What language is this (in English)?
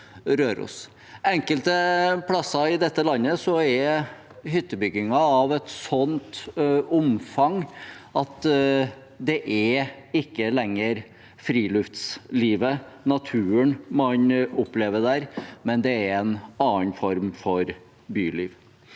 Norwegian